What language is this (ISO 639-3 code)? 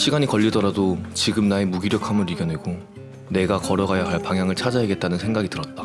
kor